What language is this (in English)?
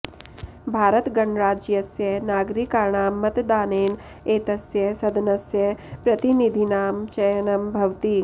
Sanskrit